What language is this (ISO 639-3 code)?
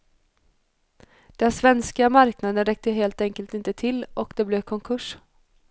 swe